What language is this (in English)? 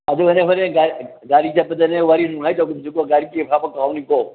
Manipuri